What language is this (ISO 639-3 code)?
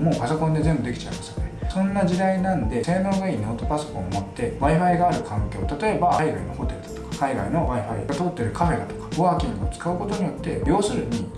jpn